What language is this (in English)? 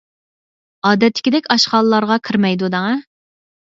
Uyghur